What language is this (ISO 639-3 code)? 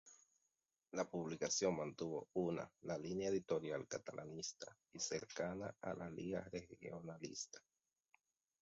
spa